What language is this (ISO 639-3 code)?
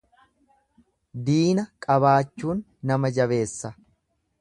orm